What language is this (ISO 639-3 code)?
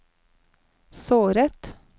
nor